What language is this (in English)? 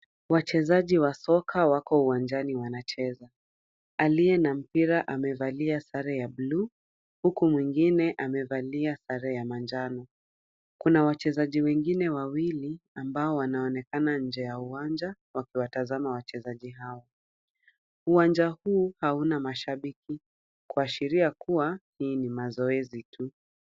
Swahili